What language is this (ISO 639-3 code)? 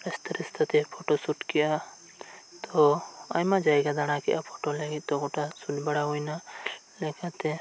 sat